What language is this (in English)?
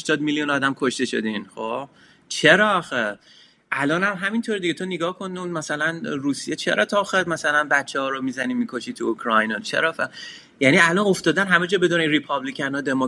Persian